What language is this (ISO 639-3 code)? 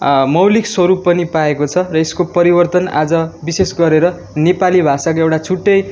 nep